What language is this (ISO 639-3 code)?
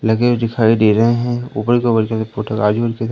hin